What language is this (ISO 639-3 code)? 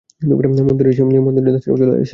ben